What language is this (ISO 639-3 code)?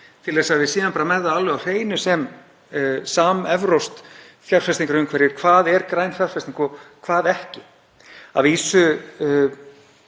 isl